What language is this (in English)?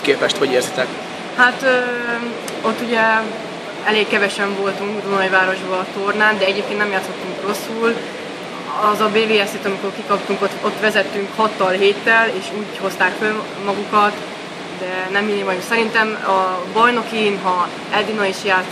Hungarian